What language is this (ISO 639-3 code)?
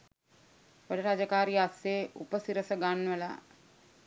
sin